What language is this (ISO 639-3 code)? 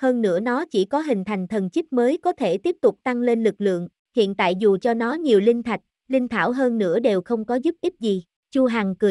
vie